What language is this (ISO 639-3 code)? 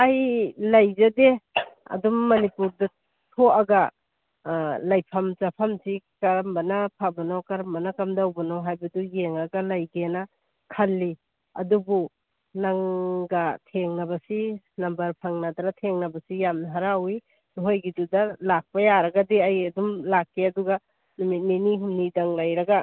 mni